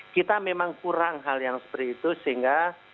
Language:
Indonesian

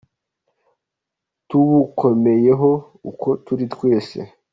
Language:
Kinyarwanda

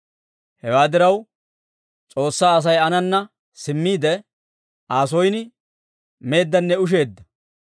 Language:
Dawro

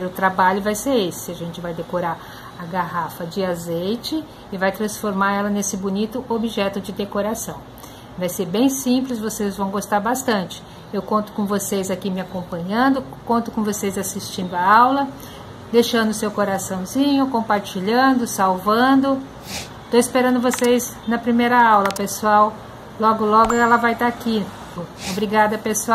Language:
Portuguese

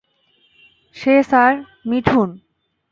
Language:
Bangla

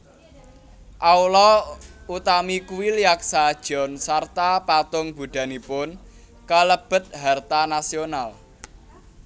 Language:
Javanese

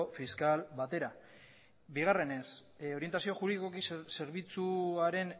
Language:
Basque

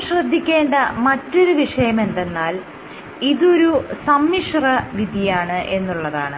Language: Malayalam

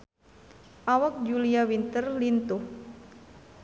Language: Sundanese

